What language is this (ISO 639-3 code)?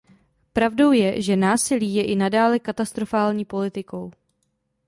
ces